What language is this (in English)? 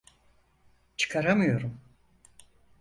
Turkish